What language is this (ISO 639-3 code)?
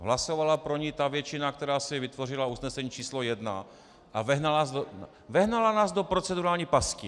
ces